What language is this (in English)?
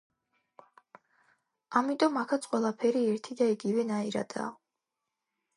Georgian